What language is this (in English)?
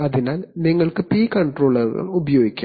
Malayalam